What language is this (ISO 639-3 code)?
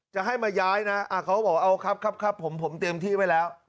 tha